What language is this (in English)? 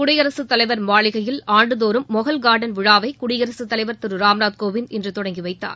Tamil